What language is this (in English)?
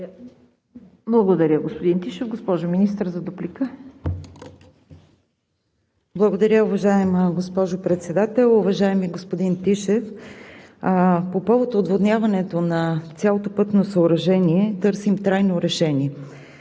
Bulgarian